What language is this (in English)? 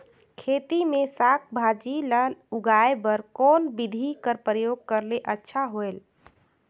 Chhattisgarhi